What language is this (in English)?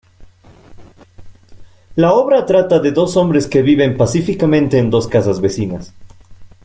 Spanish